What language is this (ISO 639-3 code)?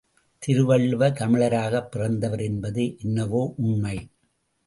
tam